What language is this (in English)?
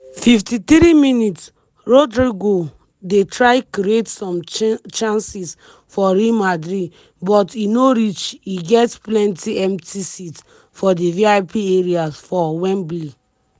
Nigerian Pidgin